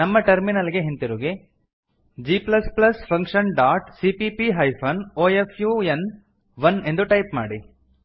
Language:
Kannada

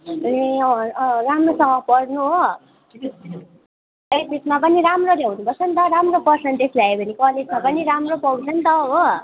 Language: Nepali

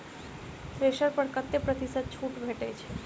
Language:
Maithili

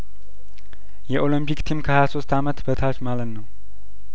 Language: Amharic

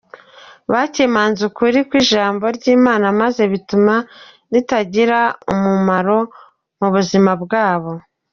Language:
Kinyarwanda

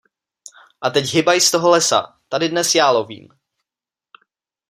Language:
Czech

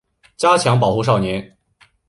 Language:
Chinese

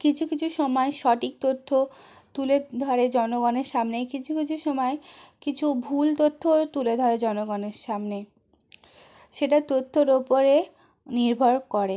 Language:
Bangla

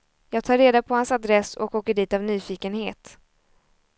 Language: Swedish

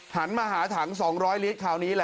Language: Thai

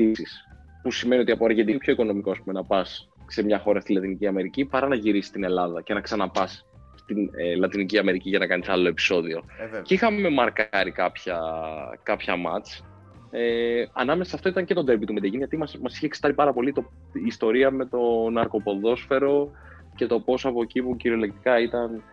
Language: Greek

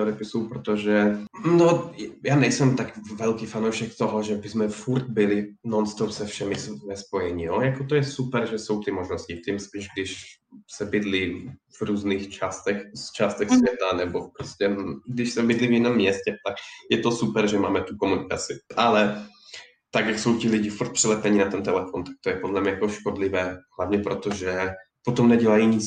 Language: Czech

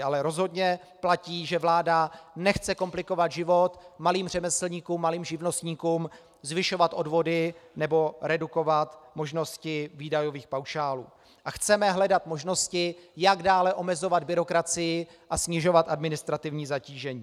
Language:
Czech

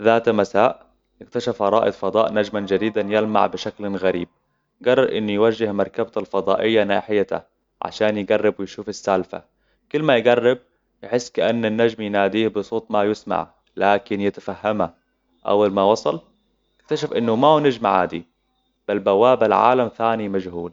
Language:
Hijazi Arabic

